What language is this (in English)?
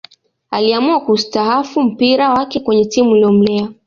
Swahili